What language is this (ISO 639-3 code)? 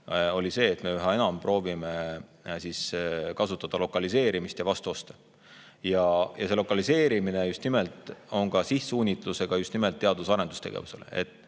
est